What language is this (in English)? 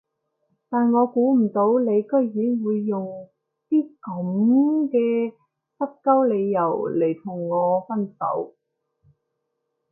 Cantonese